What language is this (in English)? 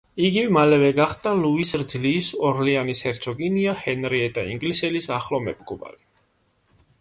Georgian